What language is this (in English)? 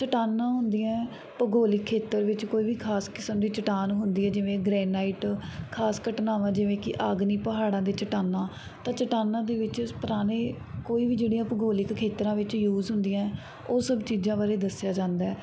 Punjabi